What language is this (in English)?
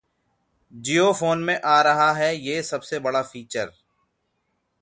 Hindi